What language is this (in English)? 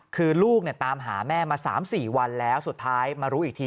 Thai